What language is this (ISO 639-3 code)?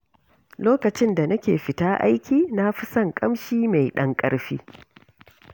hau